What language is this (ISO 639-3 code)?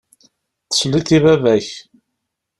kab